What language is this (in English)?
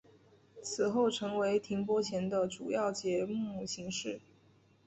Chinese